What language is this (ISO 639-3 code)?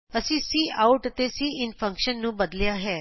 pan